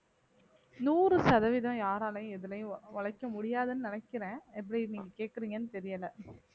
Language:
Tamil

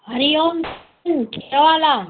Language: Sindhi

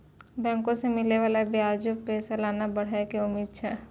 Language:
Maithili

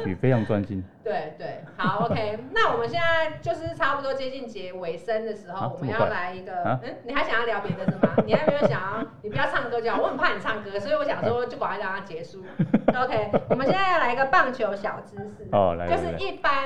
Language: Chinese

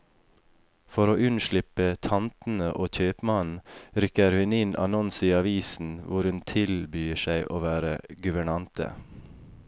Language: Norwegian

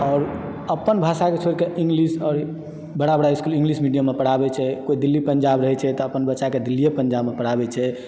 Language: Maithili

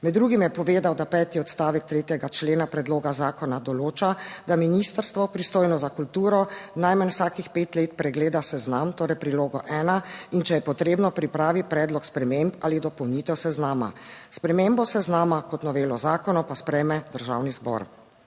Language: Slovenian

